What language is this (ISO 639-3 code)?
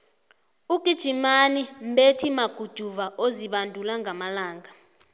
nbl